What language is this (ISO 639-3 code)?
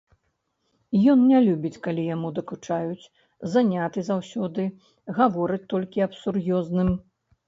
bel